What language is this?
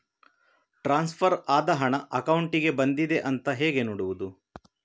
Kannada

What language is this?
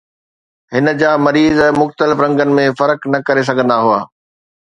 Sindhi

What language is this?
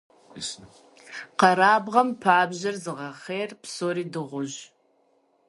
Kabardian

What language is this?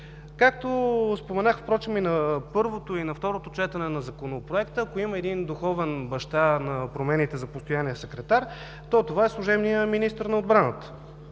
Bulgarian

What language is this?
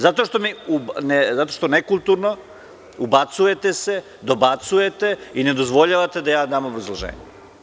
Serbian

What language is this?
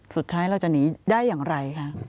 Thai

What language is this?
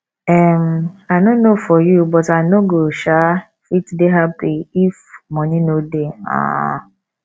Nigerian Pidgin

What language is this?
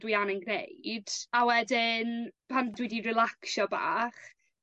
Welsh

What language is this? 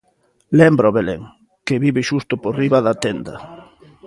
Galician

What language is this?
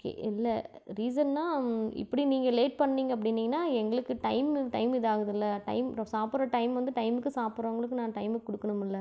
Tamil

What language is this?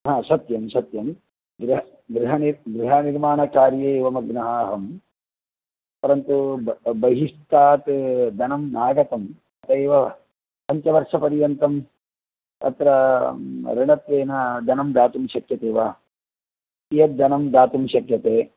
Sanskrit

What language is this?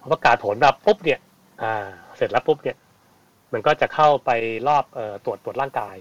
Thai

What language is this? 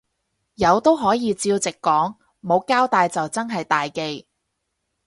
Cantonese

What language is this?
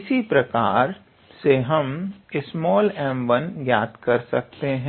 Hindi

